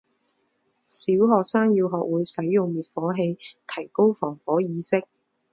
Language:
Chinese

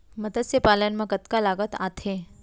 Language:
Chhattisgarhi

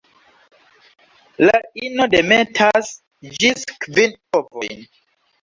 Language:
Esperanto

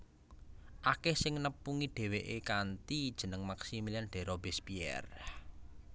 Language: Javanese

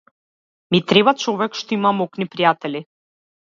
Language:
Macedonian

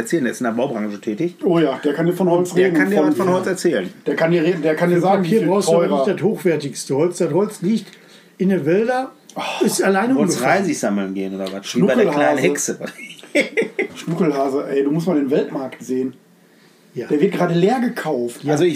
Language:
German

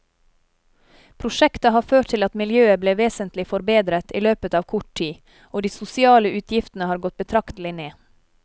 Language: Norwegian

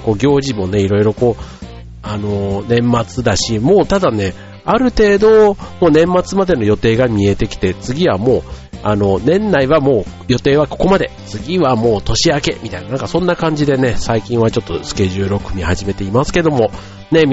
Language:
Japanese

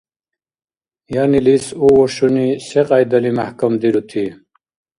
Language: Dargwa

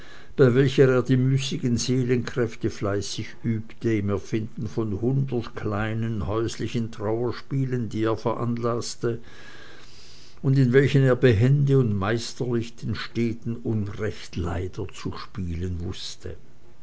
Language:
German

